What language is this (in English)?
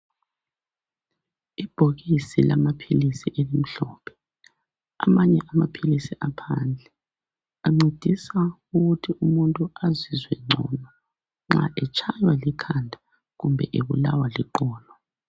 North Ndebele